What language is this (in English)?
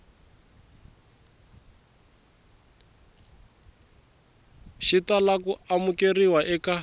Tsonga